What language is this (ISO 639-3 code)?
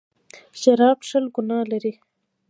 pus